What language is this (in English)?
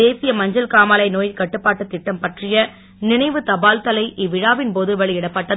Tamil